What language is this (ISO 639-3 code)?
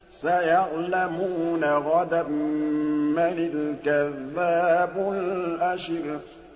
ara